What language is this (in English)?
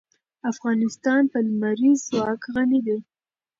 Pashto